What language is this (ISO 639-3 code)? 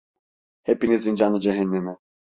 tur